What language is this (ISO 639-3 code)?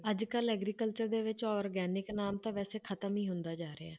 pan